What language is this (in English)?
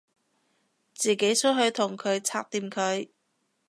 Cantonese